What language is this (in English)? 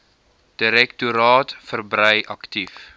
Afrikaans